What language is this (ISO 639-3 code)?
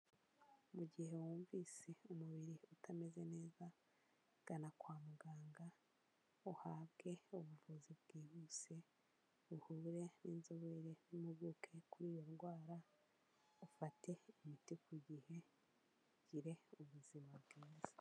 kin